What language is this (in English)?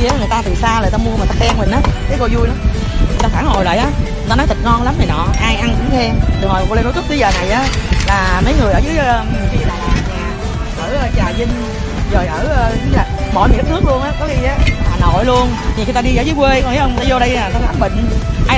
Vietnamese